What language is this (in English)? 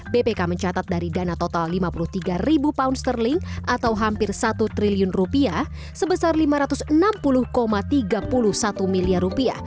Indonesian